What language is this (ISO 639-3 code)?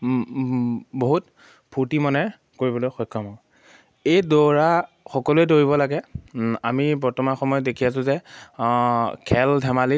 asm